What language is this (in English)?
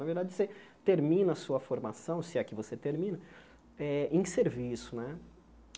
Portuguese